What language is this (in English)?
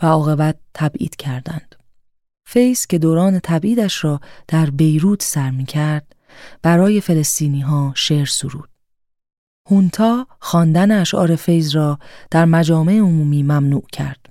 Persian